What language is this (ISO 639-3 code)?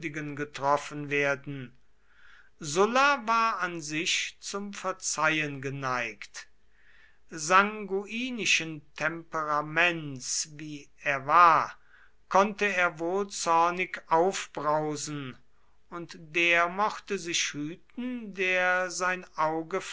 deu